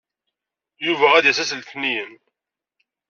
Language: Kabyle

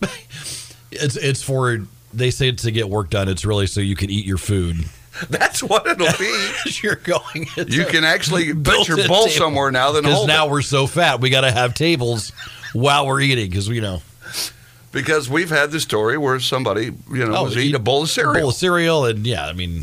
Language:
English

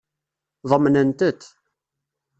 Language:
Kabyle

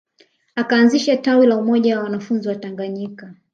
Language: Swahili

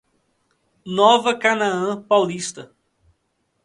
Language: Portuguese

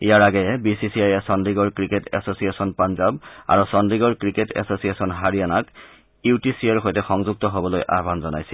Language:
Assamese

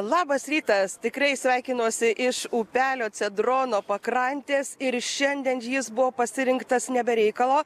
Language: Lithuanian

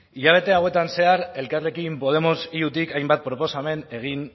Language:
Basque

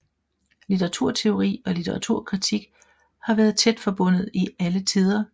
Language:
Danish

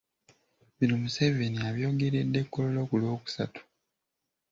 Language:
Ganda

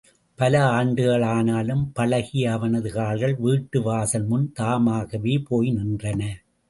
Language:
Tamil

